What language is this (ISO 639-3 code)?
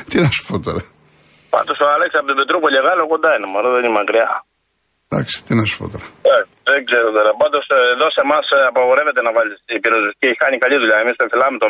ell